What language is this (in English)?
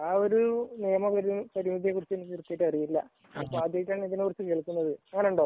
Malayalam